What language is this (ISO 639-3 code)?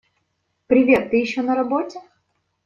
rus